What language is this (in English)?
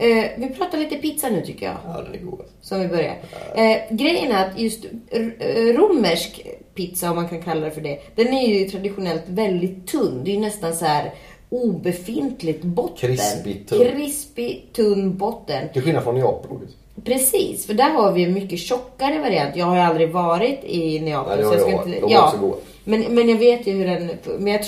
Swedish